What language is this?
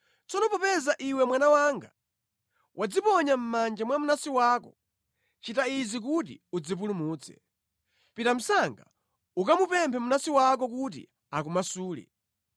Nyanja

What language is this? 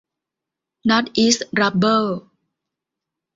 Thai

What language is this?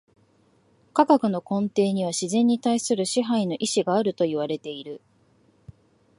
Japanese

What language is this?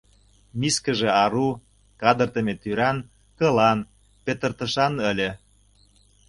Mari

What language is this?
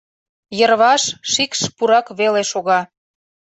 Mari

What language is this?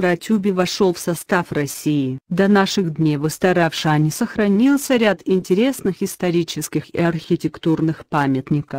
Russian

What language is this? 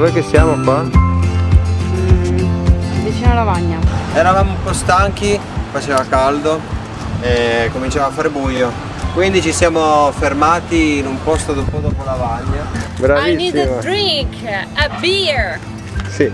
Italian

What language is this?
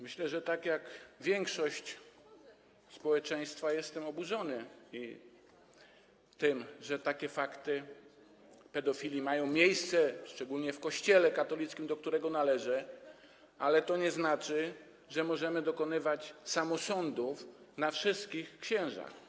Polish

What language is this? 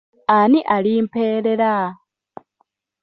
Ganda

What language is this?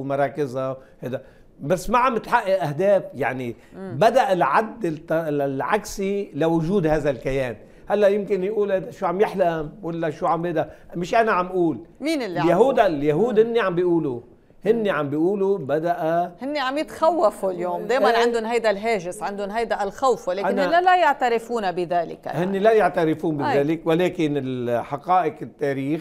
Arabic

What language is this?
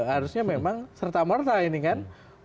Indonesian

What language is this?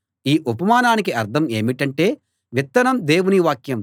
Telugu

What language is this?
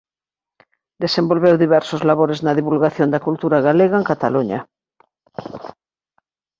Galician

